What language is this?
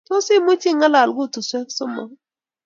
Kalenjin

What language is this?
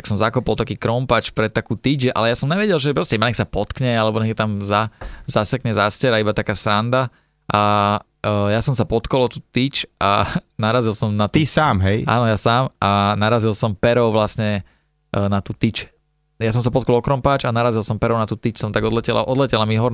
Slovak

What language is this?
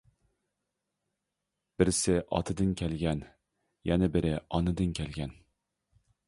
Uyghur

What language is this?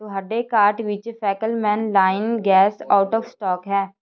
Punjabi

